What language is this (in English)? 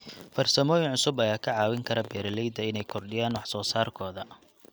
Somali